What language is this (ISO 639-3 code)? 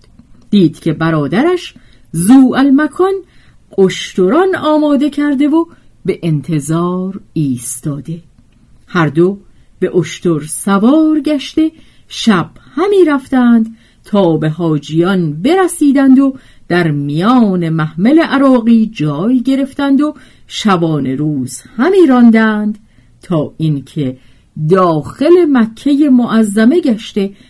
fas